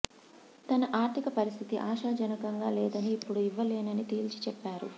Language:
Telugu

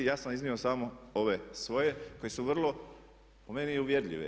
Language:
Croatian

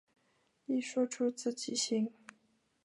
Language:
Chinese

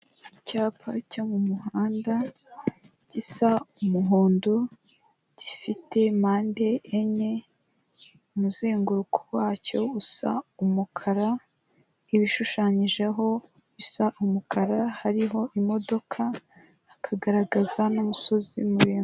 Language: Kinyarwanda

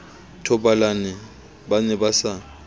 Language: Southern Sotho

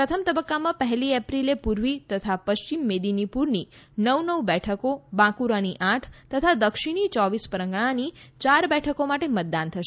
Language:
Gujarati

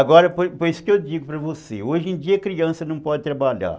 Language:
Portuguese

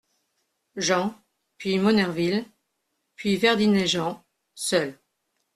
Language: French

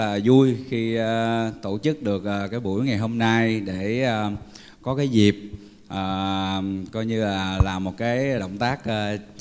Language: Vietnamese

